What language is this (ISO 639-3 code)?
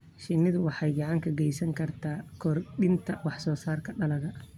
som